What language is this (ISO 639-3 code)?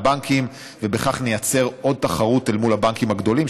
heb